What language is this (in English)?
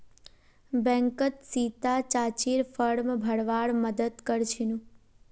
Magahi